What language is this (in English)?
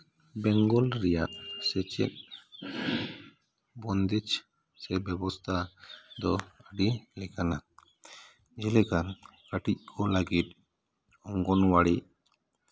Santali